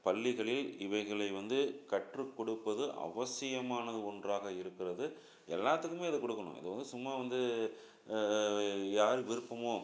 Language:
Tamil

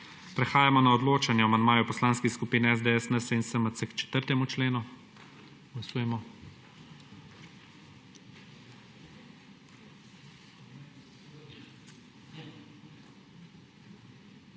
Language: Slovenian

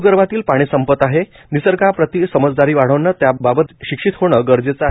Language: Marathi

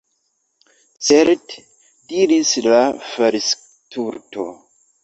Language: Esperanto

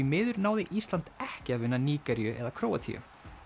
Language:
Icelandic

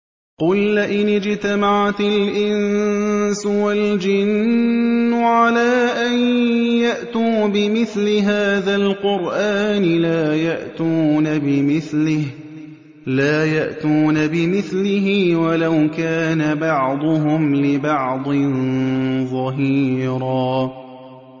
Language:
Arabic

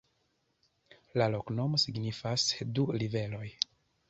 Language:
Esperanto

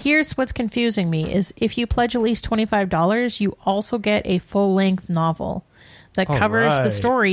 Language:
English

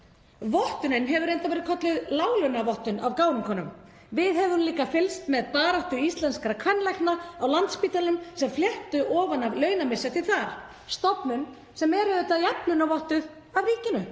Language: Icelandic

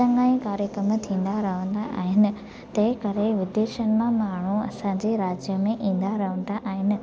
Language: Sindhi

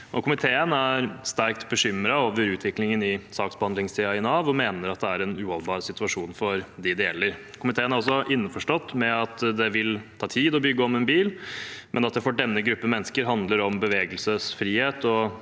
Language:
Norwegian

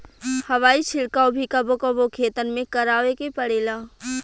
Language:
Bhojpuri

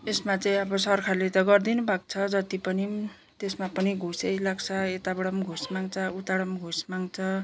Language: Nepali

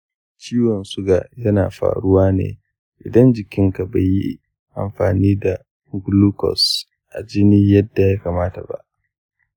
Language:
Hausa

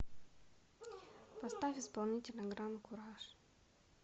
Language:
Russian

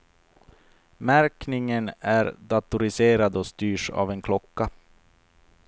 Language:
Swedish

